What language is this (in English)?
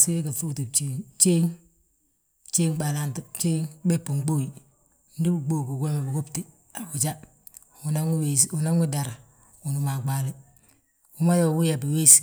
Balanta-Ganja